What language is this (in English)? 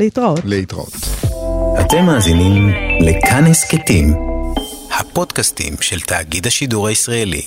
Hebrew